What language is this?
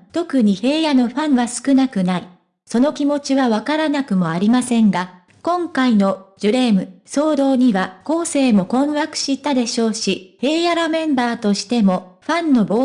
Japanese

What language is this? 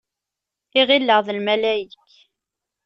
Kabyle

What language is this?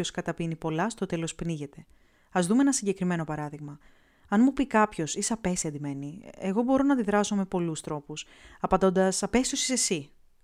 Greek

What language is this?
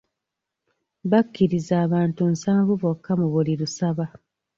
Ganda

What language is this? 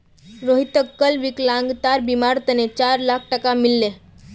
Magahi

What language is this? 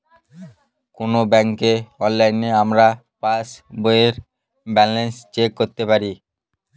Bangla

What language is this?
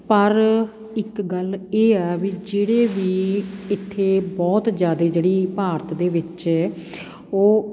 Punjabi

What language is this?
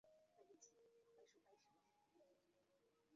Chinese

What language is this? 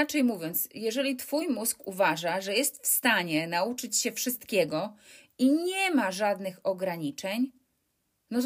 Polish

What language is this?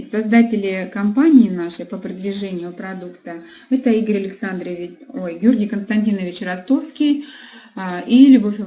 Russian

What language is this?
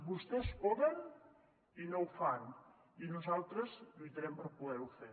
Catalan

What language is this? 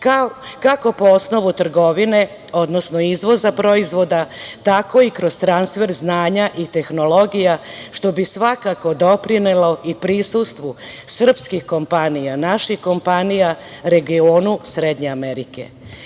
Serbian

